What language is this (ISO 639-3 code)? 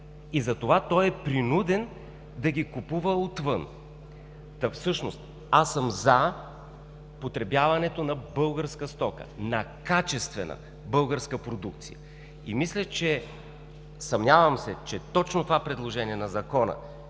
bul